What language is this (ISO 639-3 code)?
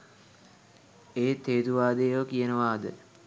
sin